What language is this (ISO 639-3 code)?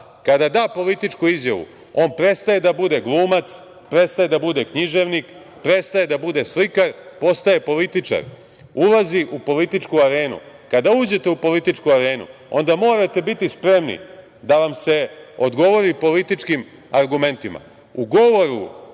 srp